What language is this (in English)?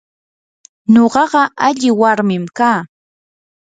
Yanahuanca Pasco Quechua